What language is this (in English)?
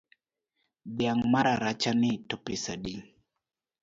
Luo (Kenya and Tanzania)